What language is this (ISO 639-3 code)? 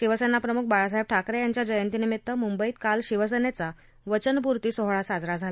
mar